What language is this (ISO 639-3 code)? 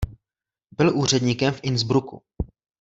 ces